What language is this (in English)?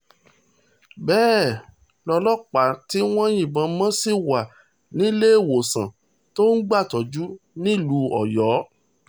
Yoruba